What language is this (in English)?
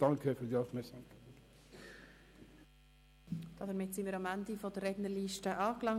Swiss German